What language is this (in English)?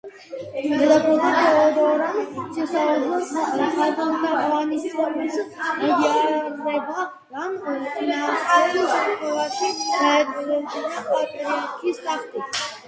Georgian